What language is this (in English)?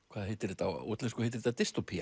Icelandic